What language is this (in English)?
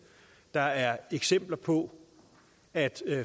Danish